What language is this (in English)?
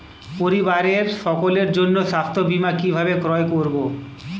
Bangla